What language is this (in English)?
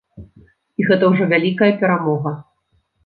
Belarusian